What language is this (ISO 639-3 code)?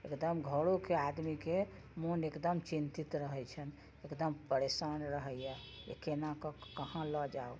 mai